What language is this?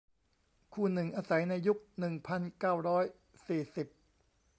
Thai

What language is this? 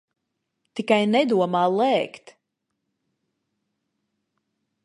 Latvian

